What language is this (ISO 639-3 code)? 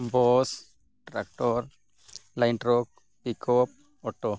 sat